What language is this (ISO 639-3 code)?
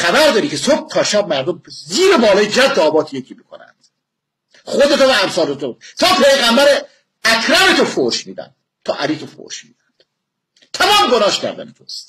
fas